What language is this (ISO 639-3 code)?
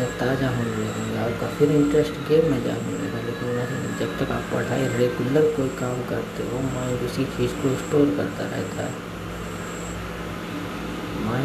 hin